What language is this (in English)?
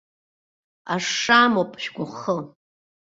Abkhazian